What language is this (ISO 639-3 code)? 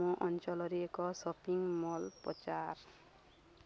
ori